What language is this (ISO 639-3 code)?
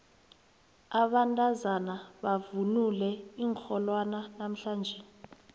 nbl